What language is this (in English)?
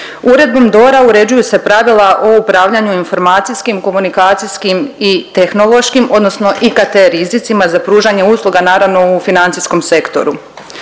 Croatian